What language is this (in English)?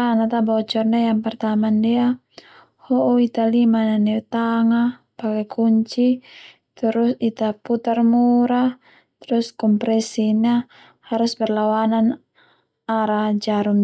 Termanu